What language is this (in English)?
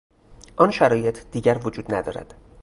Persian